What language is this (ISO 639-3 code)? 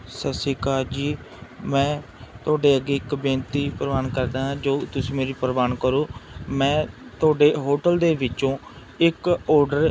pan